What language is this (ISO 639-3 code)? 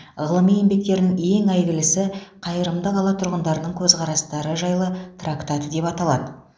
kaz